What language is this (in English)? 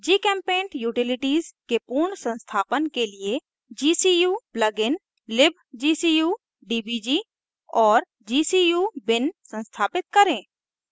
Hindi